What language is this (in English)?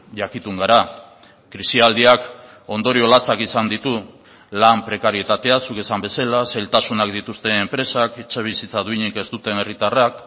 Basque